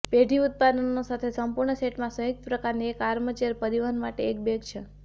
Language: Gujarati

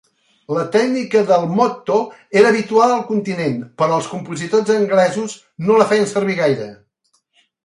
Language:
Catalan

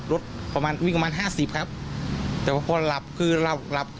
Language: Thai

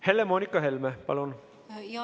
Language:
Estonian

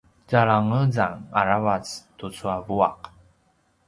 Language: Paiwan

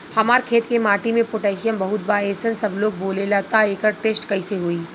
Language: Bhojpuri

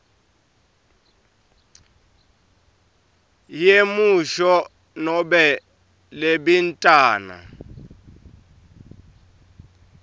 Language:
Swati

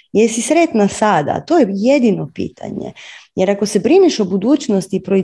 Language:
Croatian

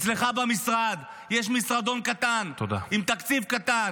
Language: Hebrew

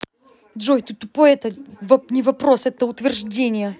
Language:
Russian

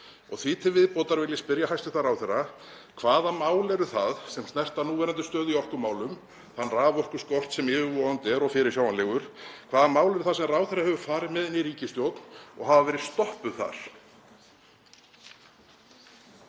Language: Icelandic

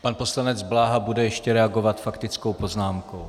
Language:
Czech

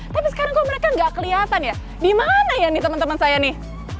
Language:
Indonesian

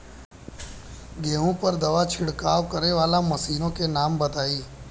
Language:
Bhojpuri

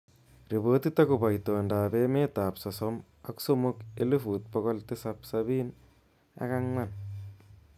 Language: Kalenjin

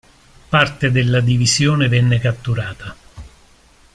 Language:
Italian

